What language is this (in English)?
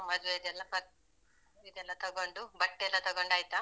Kannada